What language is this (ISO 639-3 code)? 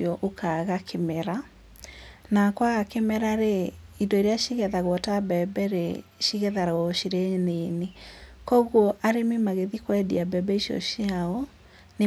kik